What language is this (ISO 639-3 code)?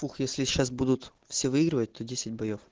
rus